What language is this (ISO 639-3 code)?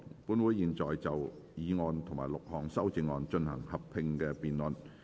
yue